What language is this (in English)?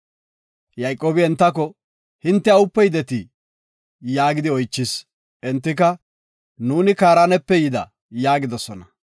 Gofa